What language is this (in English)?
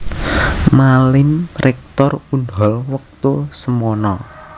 Javanese